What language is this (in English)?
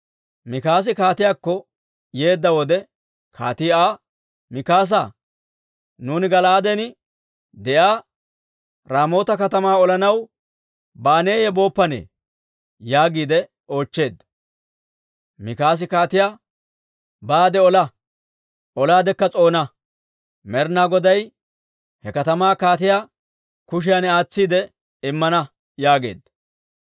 Dawro